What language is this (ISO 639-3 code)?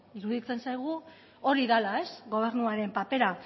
eus